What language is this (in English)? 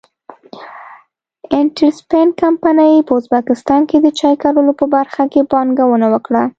Pashto